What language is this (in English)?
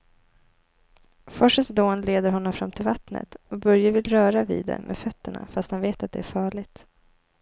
Swedish